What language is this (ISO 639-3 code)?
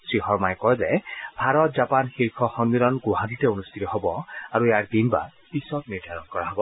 asm